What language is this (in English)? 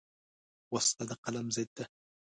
Pashto